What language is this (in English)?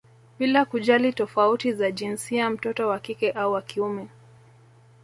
Swahili